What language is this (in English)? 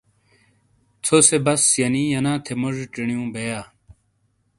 Shina